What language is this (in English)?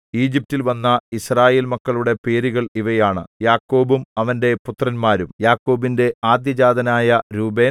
Malayalam